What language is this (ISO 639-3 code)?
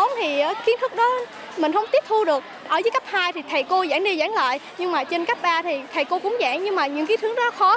vie